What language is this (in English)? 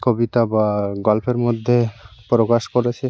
Bangla